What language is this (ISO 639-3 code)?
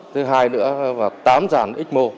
vie